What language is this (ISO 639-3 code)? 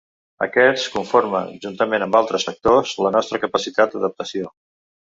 cat